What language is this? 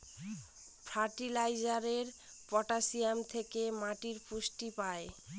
Bangla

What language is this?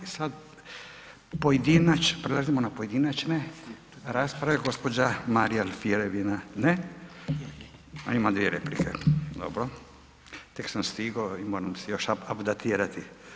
Croatian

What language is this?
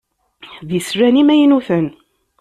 Kabyle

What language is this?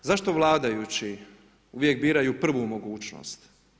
Croatian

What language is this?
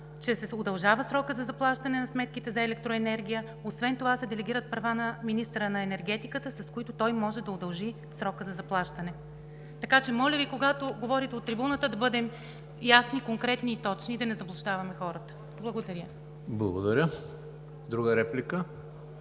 Bulgarian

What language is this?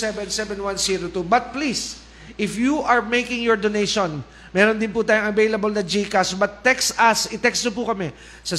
Filipino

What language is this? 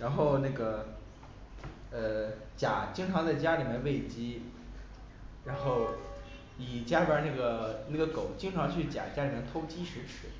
Chinese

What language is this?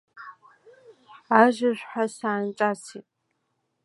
Abkhazian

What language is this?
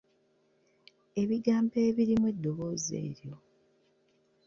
Ganda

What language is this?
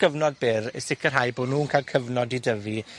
Welsh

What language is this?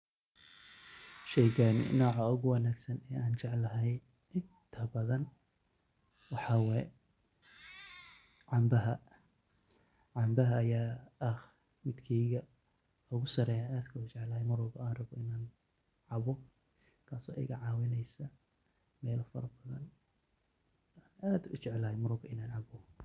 Somali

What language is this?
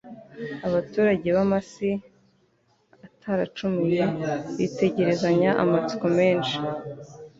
Kinyarwanda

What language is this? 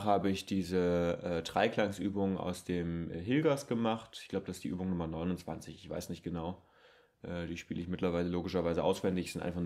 German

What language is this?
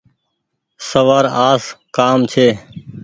Goaria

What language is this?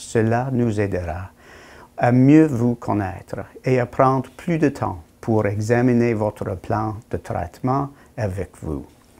French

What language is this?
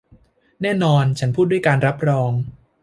Thai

